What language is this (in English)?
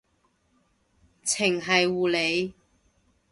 Cantonese